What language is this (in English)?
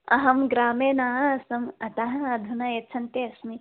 Sanskrit